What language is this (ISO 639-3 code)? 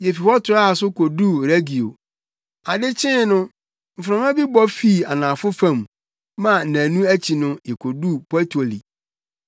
aka